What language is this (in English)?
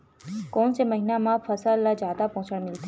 Chhattisgarhi